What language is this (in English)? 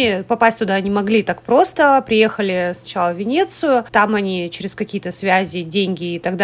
Russian